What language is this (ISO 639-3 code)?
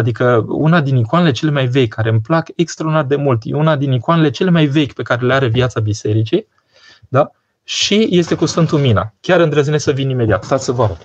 ron